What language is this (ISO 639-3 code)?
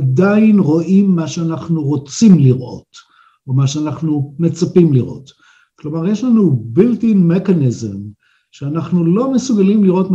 heb